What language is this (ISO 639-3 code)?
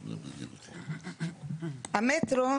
heb